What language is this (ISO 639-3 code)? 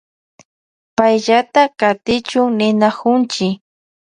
qvj